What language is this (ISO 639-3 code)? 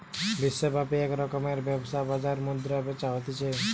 ben